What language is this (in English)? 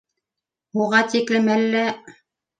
Bashkir